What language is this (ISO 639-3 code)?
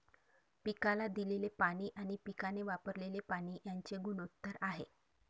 mar